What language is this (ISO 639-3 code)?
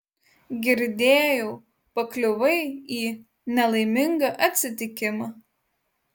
lit